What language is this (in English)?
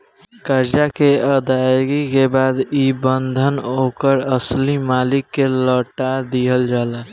Bhojpuri